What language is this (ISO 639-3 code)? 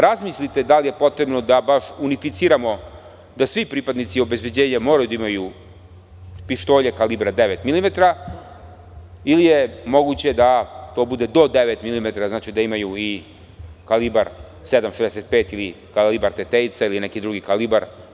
srp